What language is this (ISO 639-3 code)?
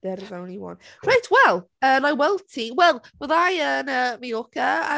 cym